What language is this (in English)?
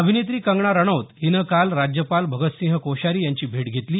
Marathi